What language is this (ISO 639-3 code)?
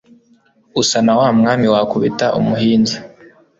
kin